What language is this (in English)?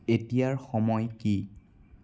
Assamese